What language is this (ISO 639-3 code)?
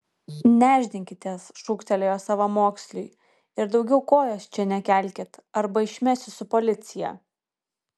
lit